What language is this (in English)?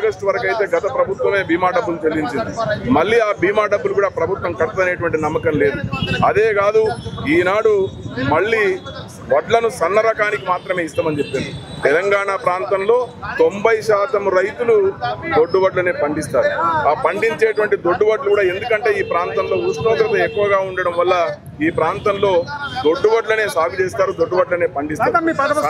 Telugu